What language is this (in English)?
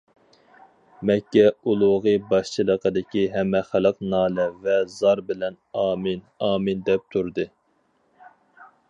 Uyghur